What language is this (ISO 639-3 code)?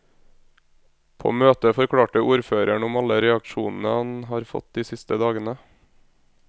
nor